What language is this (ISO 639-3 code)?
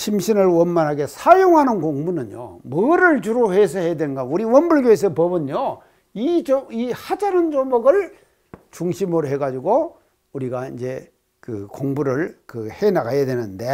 kor